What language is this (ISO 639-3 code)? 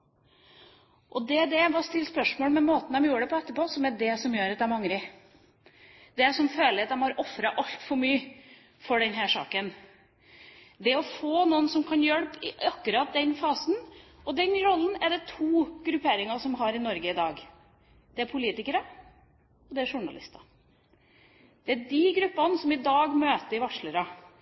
nob